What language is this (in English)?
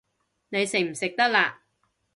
Cantonese